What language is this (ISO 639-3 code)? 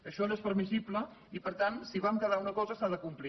cat